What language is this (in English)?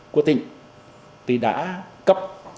Vietnamese